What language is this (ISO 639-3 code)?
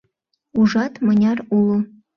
chm